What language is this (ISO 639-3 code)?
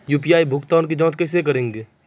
mai